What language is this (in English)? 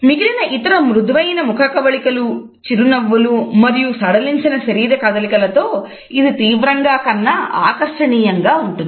Telugu